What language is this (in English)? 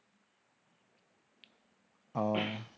Bangla